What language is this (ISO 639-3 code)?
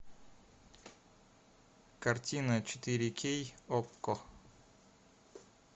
rus